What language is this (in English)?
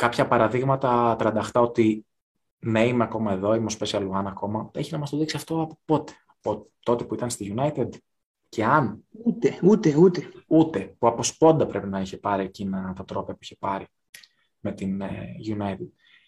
Greek